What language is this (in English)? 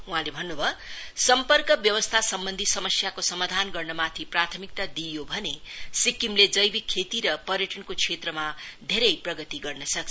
Nepali